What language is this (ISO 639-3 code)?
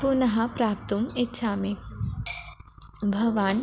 san